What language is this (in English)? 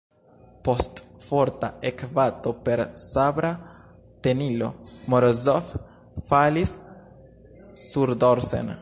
Esperanto